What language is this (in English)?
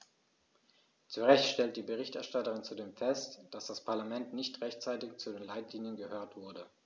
German